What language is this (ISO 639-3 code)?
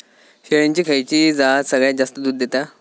mar